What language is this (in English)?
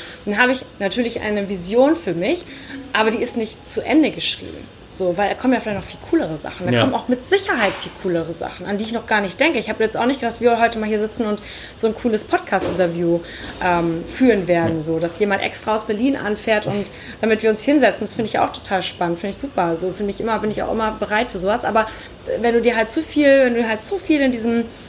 German